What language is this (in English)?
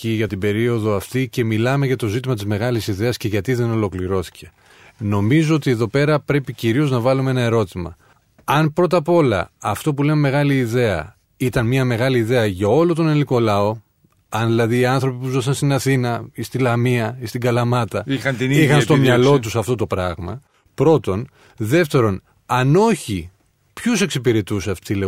Greek